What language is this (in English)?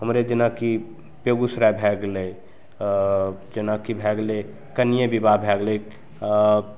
Maithili